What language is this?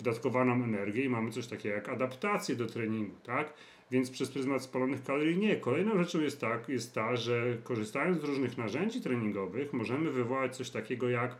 Polish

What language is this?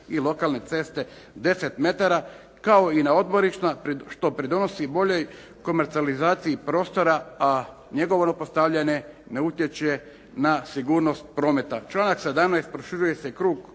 Croatian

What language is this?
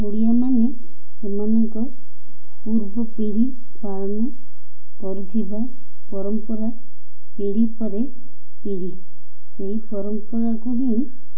Odia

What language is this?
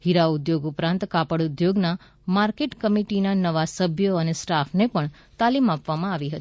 Gujarati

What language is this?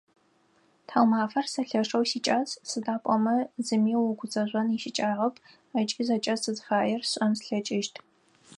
Adyghe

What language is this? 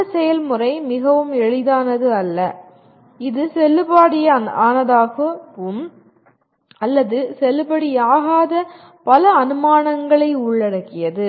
Tamil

